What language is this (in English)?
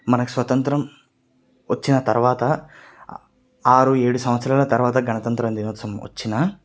Telugu